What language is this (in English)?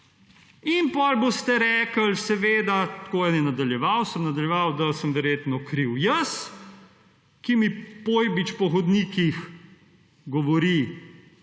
Slovenian